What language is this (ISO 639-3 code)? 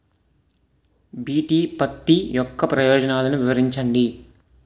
tel